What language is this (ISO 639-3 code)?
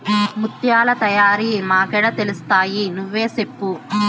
tel